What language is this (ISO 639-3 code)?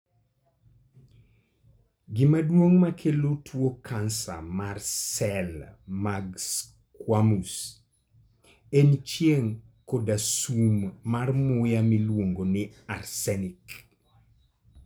luo